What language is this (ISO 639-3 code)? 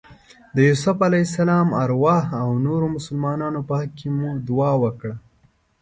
pus